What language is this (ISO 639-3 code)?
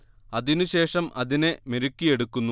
mal